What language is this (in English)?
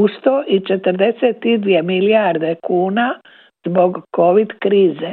Croatian